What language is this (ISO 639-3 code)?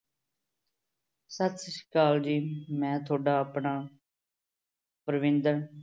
pan